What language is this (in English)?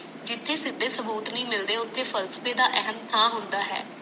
Punjabi